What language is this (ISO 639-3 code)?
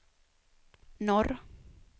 swe